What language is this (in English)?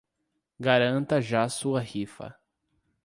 Portuguese